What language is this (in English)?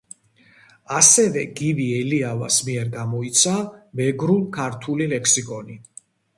Georgian